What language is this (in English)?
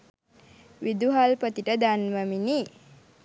Sinhala